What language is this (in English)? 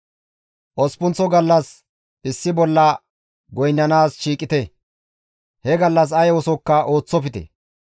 Gamo